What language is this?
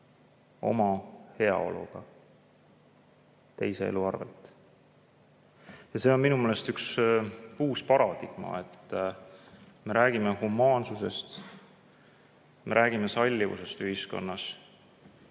Estonian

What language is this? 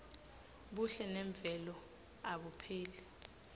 Swati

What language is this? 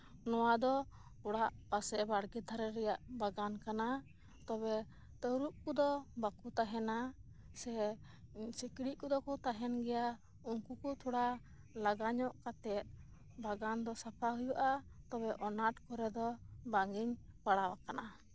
Santali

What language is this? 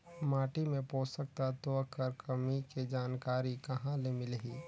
Chhattisgarhi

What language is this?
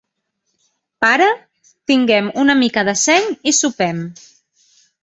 Catalan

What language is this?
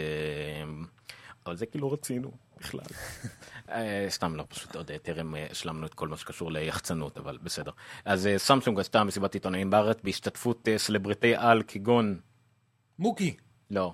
Hebrew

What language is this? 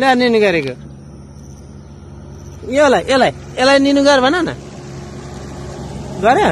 Turkish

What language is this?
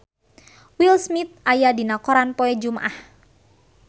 Sundanese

